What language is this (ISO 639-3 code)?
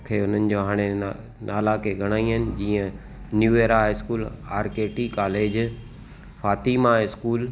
snd